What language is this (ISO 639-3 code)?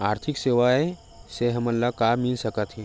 hne